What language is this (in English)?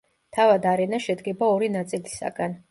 Georgian